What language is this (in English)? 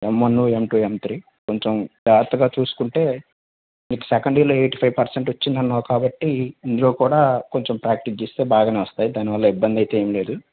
Telugu